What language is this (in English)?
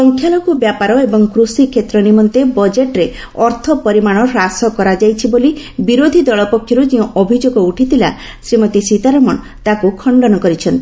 Odia